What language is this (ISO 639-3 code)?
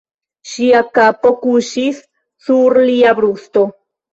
epo